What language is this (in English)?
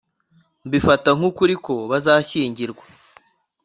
Kinyarwanda